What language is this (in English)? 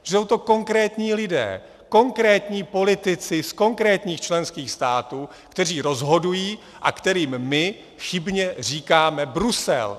Czech